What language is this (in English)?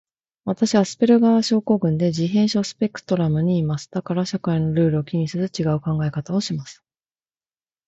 Japanese